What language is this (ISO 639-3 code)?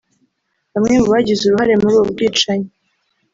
kin